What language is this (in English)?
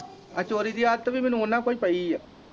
Punjabi